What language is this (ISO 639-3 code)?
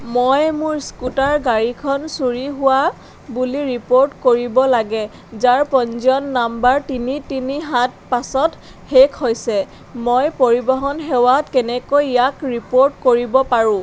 asm